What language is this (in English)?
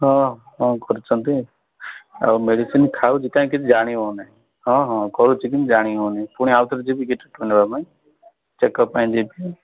Odia